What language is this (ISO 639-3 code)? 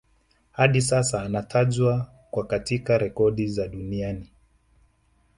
swa